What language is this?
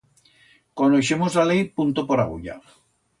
Aragonese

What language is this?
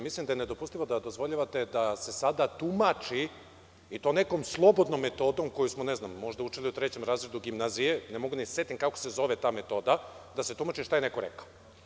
Serbian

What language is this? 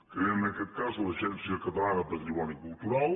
Catalan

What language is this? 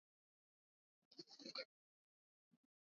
Swahili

